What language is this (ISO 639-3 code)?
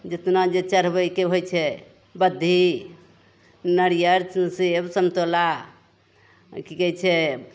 mai